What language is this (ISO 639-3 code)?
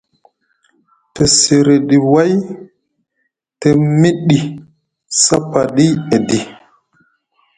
mug